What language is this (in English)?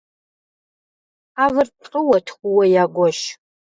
Kabardian